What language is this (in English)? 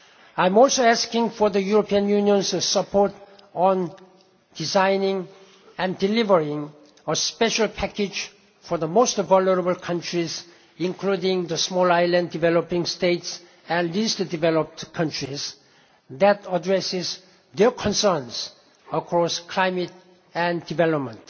English